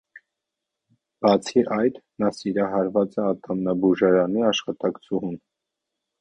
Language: Armenian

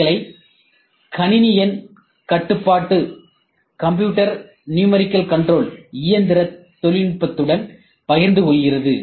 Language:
Tamil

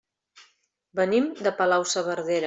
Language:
Catalan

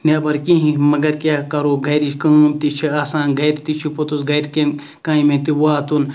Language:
Kashmiri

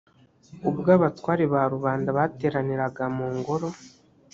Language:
Kinyarwanda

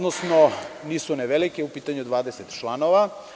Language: Serbian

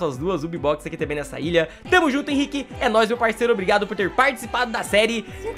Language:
Portuguese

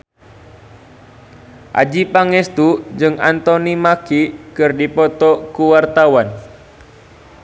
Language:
Sundanese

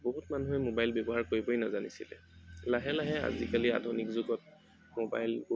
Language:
Assamese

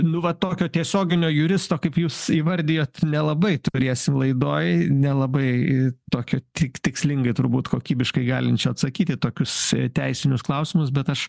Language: Lithuanian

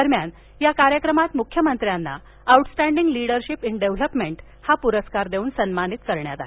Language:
Marathi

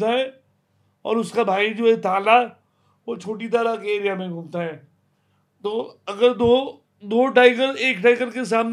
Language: Hindi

